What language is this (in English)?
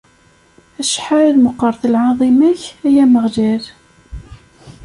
Kabyle